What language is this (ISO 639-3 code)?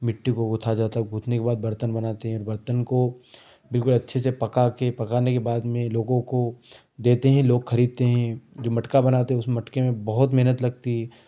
hin